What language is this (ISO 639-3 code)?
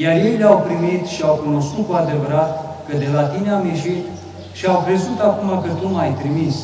ron